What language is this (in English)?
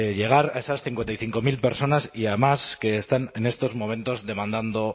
Spanish